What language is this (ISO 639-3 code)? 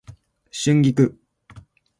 jpn